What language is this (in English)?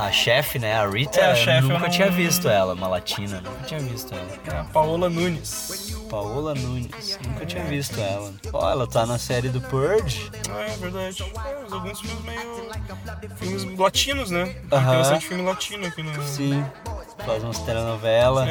Portuguese